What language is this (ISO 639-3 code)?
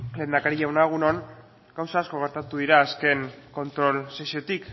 eus